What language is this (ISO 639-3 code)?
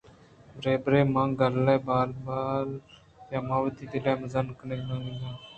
bgp